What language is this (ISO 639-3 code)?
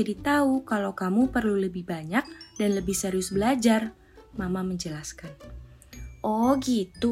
ind